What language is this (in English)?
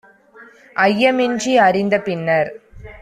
Tamil